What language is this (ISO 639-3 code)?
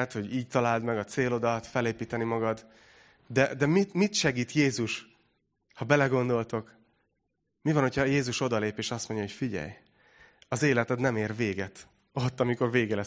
hun